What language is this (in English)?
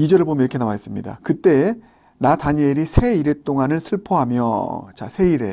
Korean